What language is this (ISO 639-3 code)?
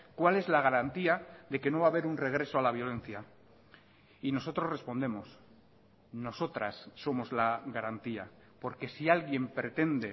spa